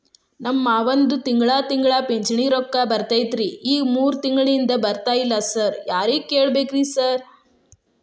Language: Kannada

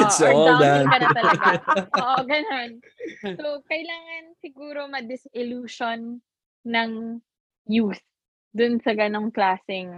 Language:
Filipino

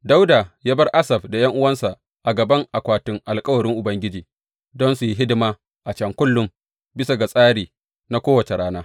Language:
Hausa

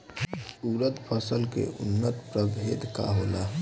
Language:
Bhojpuri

